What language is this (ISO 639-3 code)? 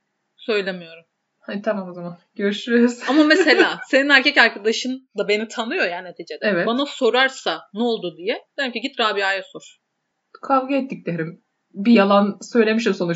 tur